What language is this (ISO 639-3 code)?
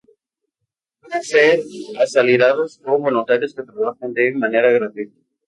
spa